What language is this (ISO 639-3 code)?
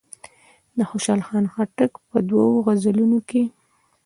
pus